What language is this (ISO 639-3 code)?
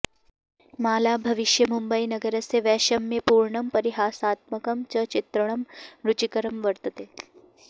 san